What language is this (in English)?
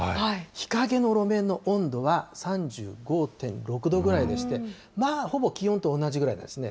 Japanese